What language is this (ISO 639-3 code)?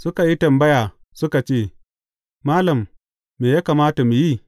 hau